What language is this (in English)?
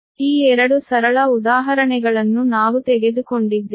Kannada